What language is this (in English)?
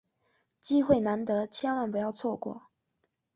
Chinese